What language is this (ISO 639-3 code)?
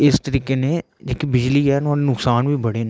doi